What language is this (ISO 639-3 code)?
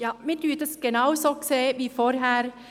gsw